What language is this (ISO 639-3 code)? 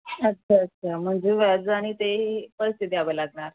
mar